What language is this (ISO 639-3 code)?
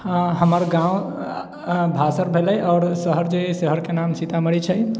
mai